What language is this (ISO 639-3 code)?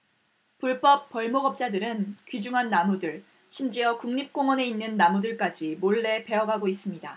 kor